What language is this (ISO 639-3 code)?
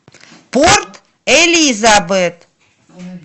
rus